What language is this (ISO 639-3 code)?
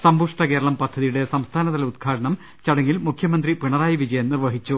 mal